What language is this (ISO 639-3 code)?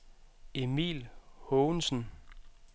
dan